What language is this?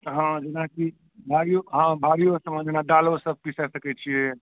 Maithili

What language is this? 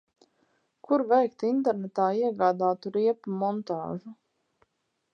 Latvian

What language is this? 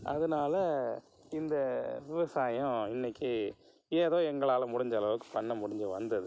Tamil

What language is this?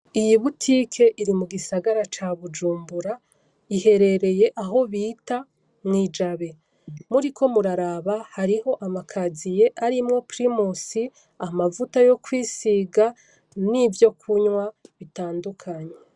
Rundi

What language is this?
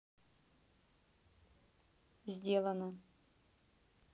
Russian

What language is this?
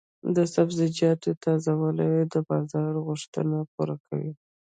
Pashto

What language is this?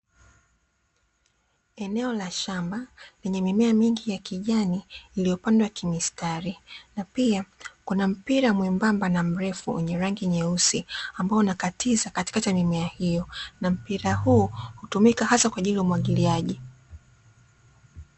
Swahili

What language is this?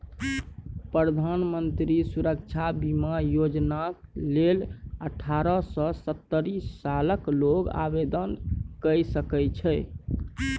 Maithili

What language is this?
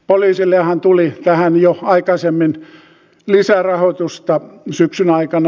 Finnish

